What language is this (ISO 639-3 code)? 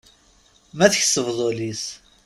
kab